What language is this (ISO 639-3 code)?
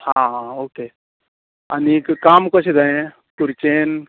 kok